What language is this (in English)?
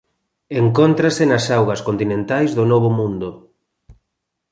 Galician